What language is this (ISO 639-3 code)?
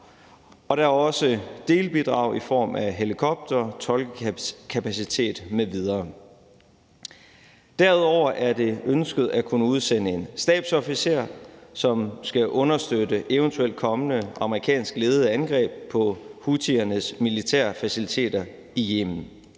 dan